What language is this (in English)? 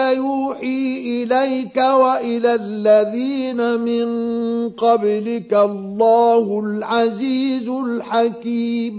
Arabic